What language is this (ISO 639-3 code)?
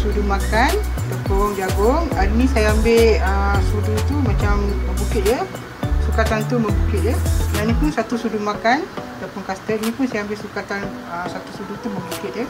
msa